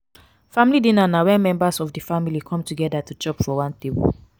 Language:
Nigerian Pidgin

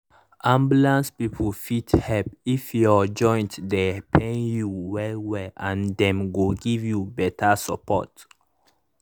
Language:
Nigerian Pidgin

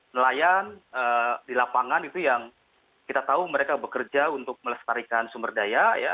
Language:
Indonesian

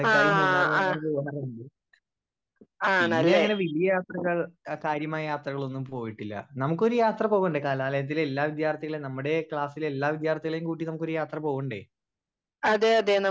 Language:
Malayalam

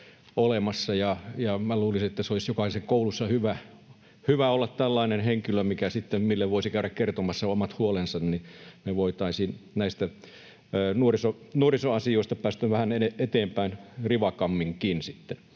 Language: Finnish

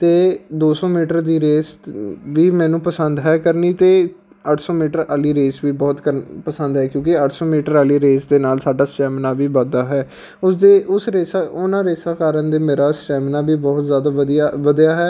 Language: Punjabi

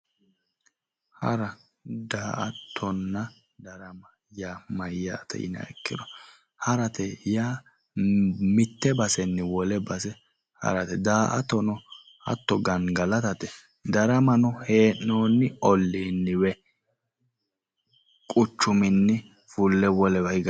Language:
Sidamo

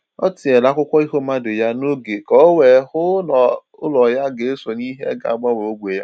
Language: Igbo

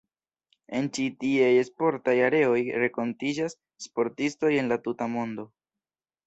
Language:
Esperanto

